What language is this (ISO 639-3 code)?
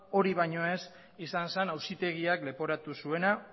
eus